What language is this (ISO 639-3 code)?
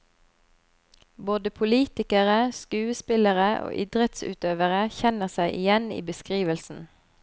nor